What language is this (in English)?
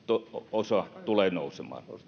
Finnish